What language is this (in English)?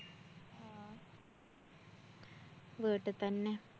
Malayalam